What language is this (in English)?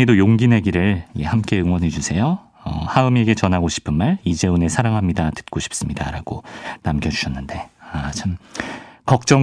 Korean